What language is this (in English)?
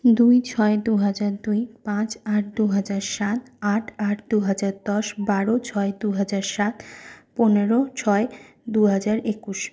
Bangla